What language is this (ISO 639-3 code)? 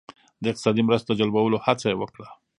pus